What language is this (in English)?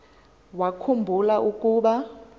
Xhosa